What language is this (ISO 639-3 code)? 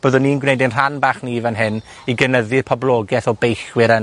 cym